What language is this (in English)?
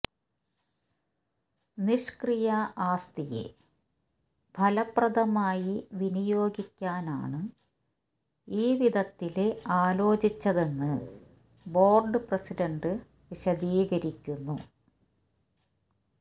Malayalam